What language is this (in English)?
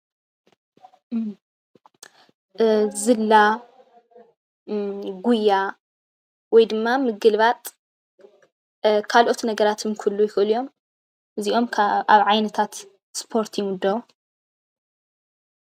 Tigrinya